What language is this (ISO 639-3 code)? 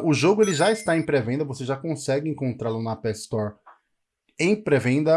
por